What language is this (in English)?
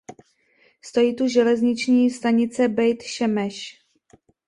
Czech